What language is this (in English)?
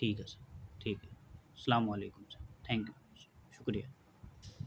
Urdu